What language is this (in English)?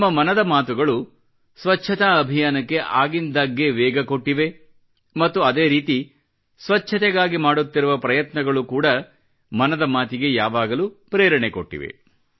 Kannada